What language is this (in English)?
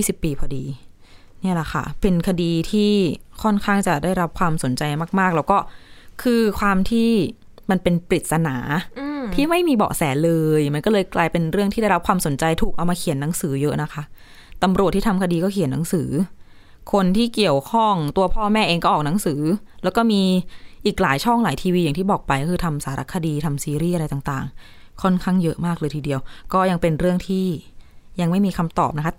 Thai